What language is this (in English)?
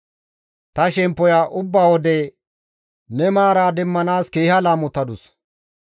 Gamo